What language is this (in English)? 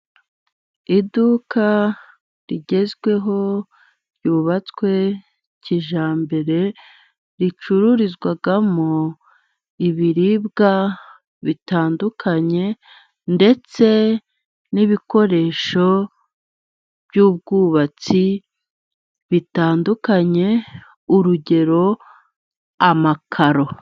Kinyarwanda